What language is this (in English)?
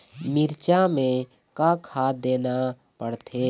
Chhattisgarhi